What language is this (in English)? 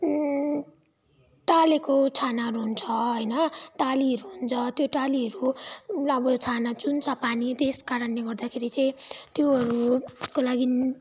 Nepali